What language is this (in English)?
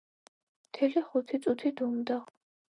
Georgian